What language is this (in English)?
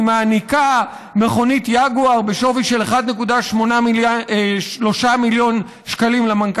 Hebrew